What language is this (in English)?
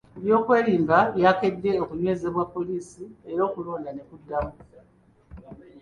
Ganda